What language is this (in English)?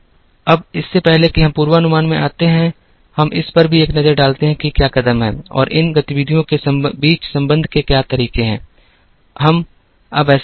Hindi